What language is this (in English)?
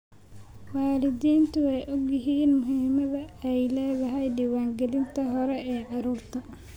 Somali